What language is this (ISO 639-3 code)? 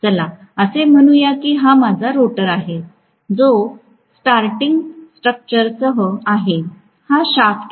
mar